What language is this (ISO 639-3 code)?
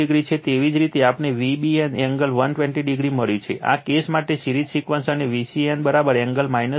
guj